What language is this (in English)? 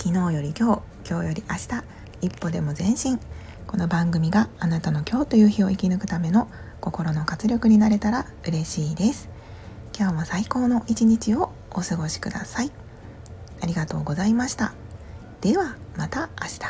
Japanese